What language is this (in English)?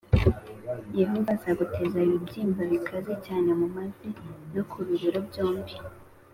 Kinyarwanda